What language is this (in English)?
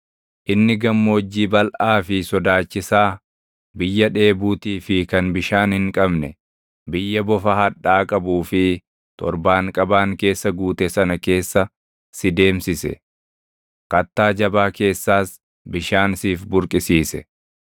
Oromo